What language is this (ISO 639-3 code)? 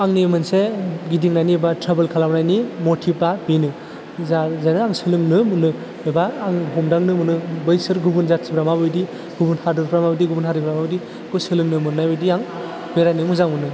brx